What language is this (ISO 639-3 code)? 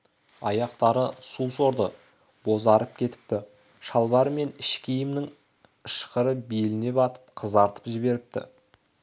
kaz